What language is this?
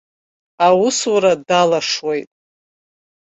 Abkhazian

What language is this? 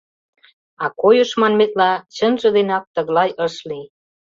Mari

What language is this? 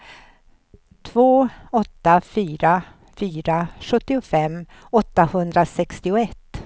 Swedish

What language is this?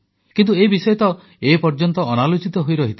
Odia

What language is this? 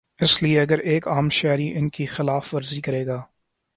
Urdu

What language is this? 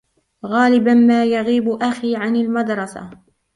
Arabic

